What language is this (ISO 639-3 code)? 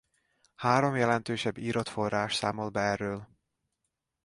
hun